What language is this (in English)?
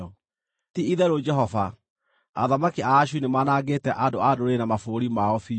Kikuyu